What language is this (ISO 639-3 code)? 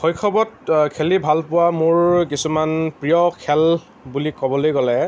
asm